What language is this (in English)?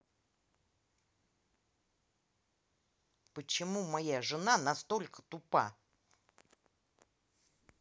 Russian